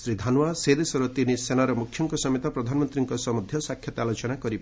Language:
Odia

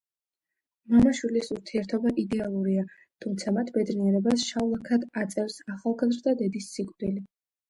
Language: Georgian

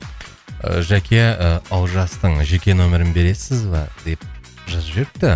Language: Kazakh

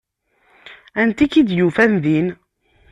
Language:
Kabyle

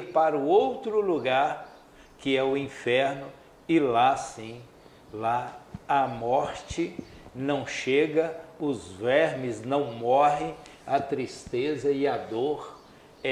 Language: Portuguese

